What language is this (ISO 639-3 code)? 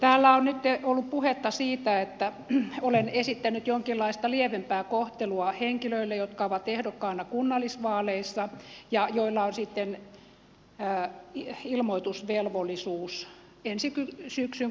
fin